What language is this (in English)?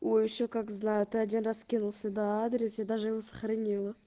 Russian